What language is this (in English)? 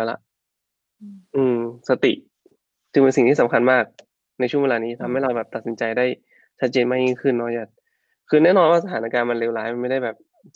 Thai